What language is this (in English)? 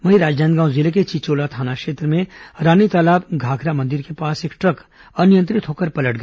Hindi